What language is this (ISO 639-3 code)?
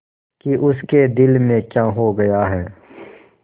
hin